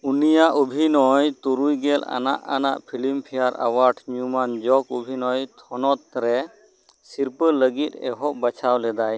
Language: Santali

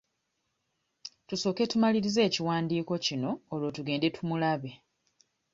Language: Ganda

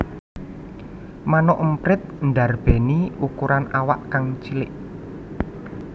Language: Javanese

